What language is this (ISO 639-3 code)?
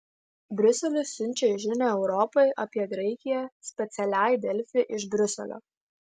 lit